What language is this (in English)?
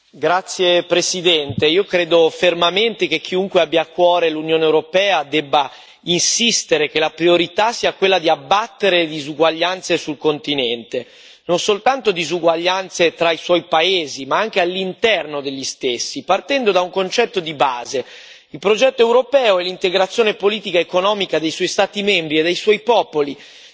Italian